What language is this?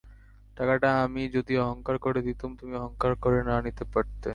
Bangla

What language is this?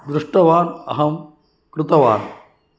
Sanskrit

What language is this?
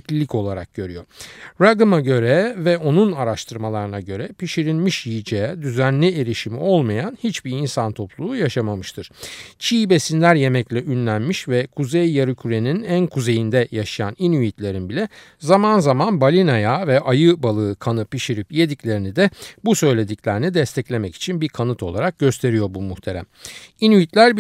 Turkish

